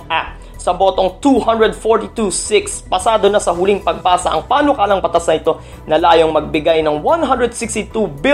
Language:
Filipino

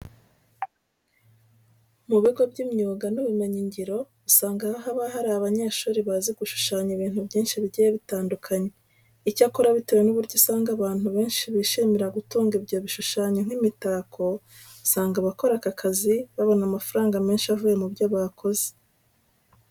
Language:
Kinyarwanda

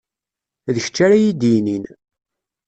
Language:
Kabyle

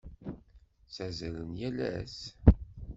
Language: Kabyle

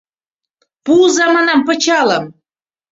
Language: Mari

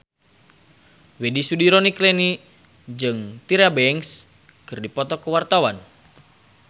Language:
Sundanese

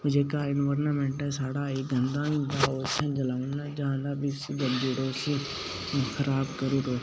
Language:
Dogri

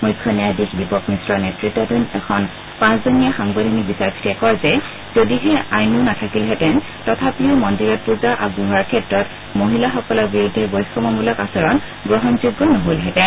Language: Assamese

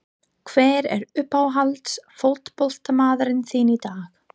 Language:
Icelandic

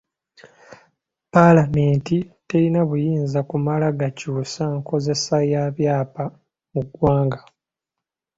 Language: Ganda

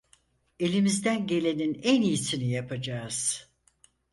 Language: Turkish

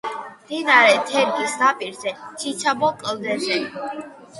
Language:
Georgian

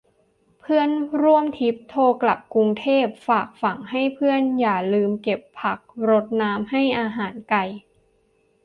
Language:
Thai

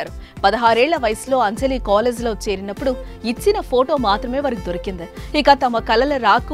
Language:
Telugu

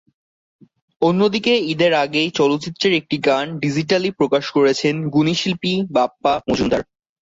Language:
Bangla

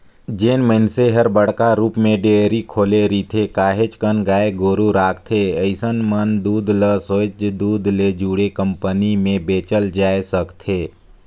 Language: Chhattisgarhi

